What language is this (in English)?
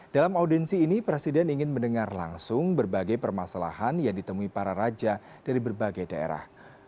Indonesian